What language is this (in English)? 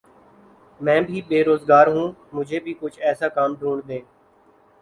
Urdu